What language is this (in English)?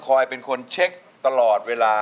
Thai